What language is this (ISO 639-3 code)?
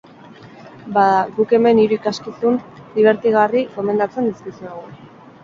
eus